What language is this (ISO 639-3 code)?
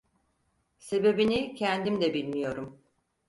tur